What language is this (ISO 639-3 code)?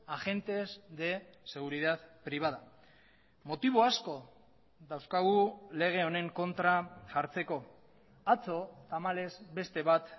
eus